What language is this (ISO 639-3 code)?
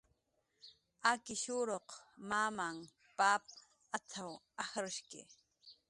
jqr